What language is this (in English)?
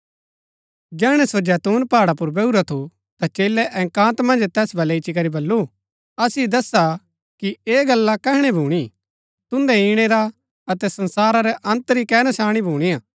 Gaddi